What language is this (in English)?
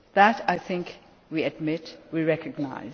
English